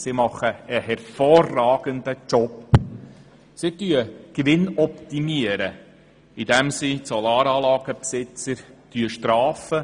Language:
Swiss German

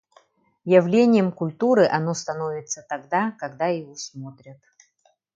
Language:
Yakut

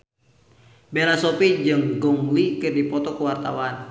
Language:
Sundanese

